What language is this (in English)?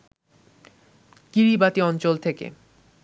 Bangla